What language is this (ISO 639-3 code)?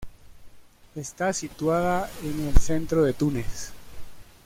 spa